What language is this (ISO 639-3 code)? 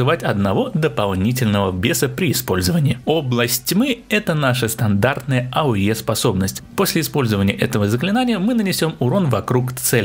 rus